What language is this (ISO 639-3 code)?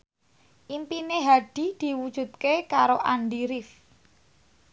jav